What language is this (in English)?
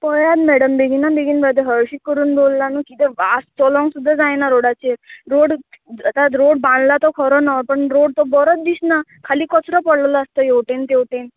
Konkani